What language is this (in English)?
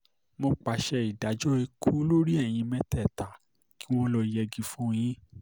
Yoruba